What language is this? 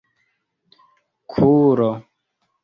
Esperanto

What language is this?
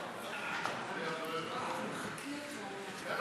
Hebrew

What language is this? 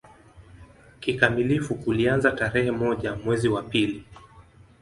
Swahili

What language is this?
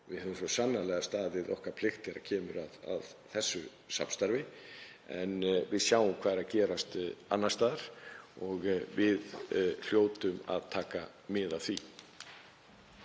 Icelandic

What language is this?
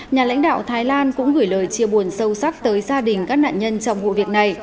Vietnamese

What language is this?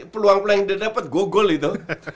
Indonesian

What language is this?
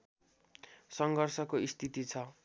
Nepali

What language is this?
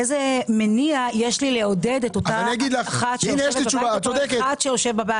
Hebrew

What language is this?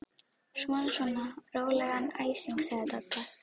Icelandic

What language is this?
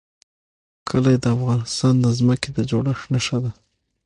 Pashto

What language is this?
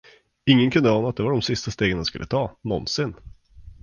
Swedish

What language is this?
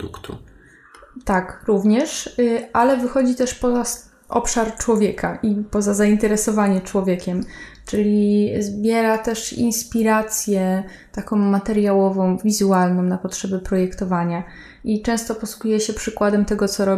Polish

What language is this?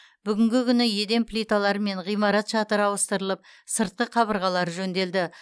Kazakh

